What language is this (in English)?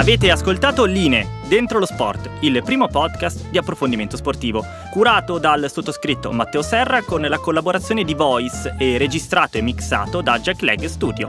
Italian